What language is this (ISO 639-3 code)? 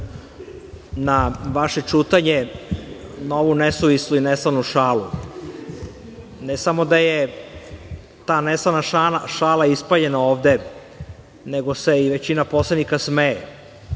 srp